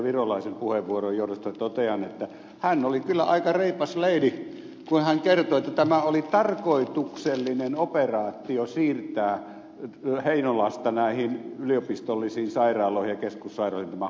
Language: Finnish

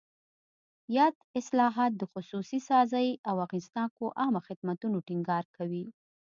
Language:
Pashto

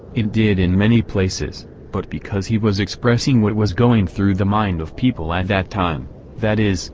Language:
English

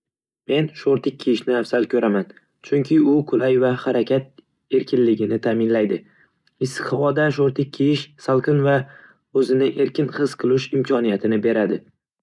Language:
Uzbek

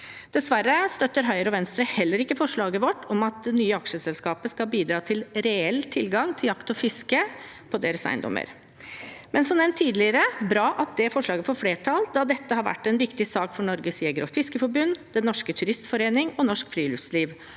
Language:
Norwegian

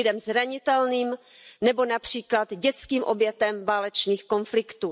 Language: Czech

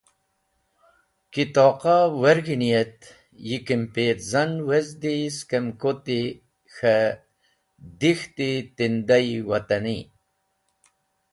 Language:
Wakhi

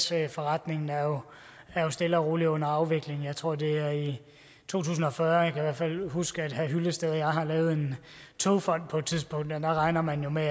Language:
Danish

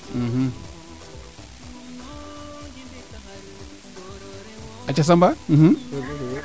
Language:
Serer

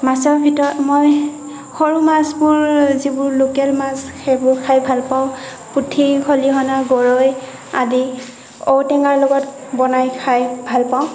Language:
Assamese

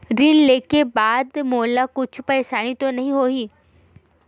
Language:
Chhattisgarhi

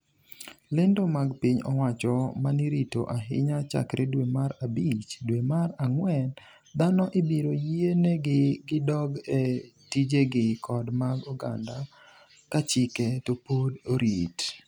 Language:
Luo (Kenya and Tanzania)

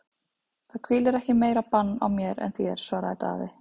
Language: Icelandic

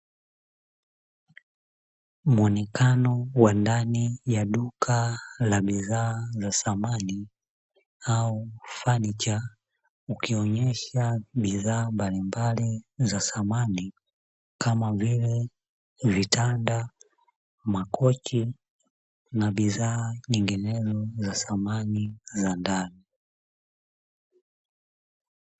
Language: Swahili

